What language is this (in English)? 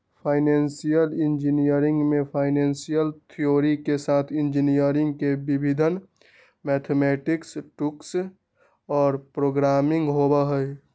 Magahi